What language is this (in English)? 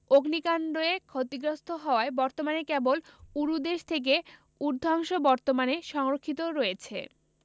Bangla